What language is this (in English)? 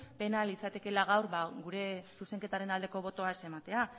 Basque